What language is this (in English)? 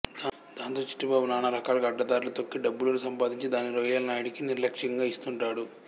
Telugu